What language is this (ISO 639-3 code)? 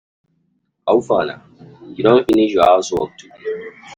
pcm